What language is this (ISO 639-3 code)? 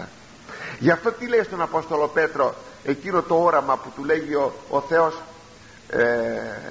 ell